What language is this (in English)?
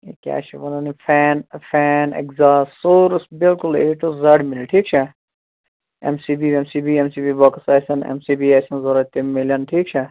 Kashmiri